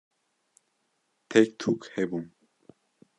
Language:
Kurdish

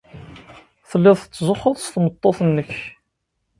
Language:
Kabyle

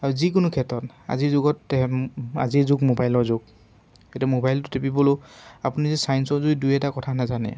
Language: Assamese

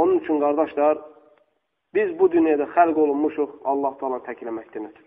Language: Turkish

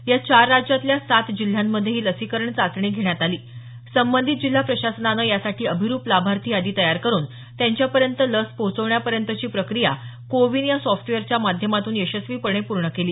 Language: Marathi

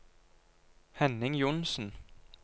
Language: Norwegian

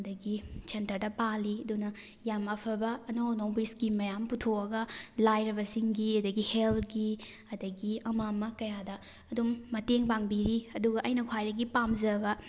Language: Manipuri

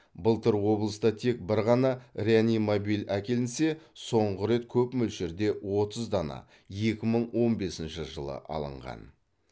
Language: Kazakh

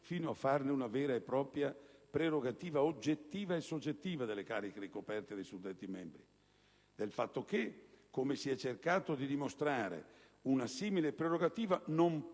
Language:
Italian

